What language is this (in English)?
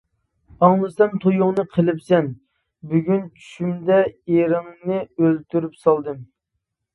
Uyghur